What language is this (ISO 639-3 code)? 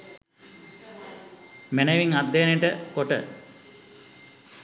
sin